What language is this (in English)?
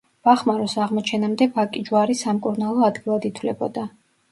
Georgian